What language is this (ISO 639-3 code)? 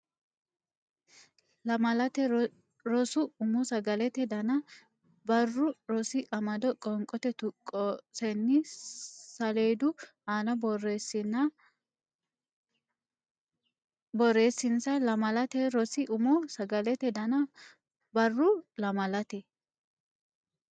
sid